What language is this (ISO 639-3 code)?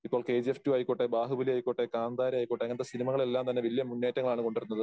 mal